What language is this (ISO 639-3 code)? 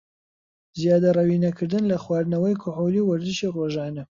ckb